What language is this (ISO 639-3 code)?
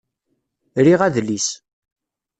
kab